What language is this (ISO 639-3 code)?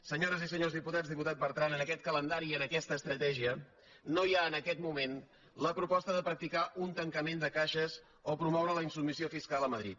cat